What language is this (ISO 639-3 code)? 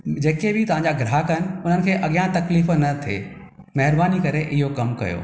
snd